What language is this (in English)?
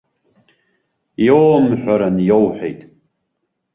Abkhazian